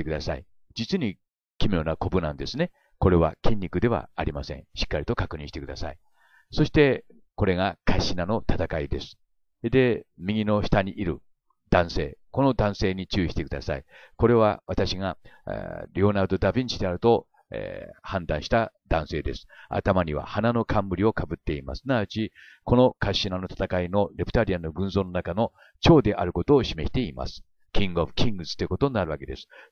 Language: Japanese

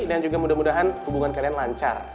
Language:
Indonesian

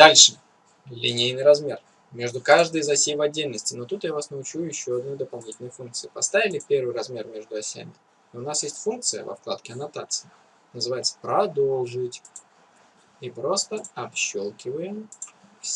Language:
Russian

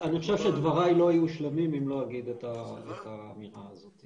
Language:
Hebrew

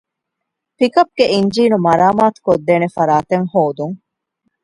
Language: Divehi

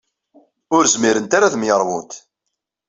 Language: Kabyle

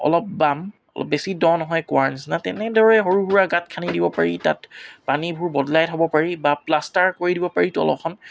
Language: Assamese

